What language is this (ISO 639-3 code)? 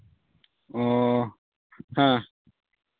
sat